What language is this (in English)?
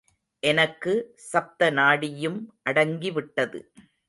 Tamil